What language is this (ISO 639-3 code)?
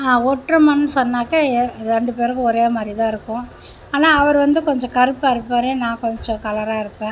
tam